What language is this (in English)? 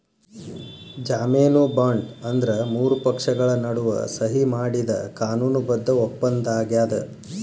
Kannada